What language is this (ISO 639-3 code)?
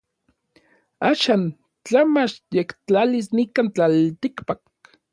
nlv